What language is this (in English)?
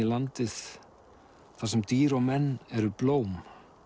Icelandic